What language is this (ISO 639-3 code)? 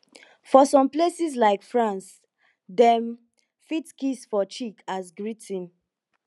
pcm